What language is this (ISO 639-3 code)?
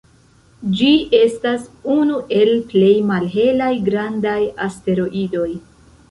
epo